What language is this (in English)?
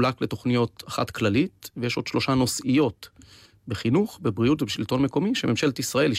Hebrew